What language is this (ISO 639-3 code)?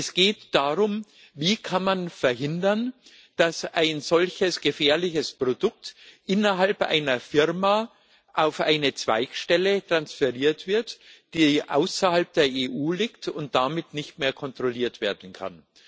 deu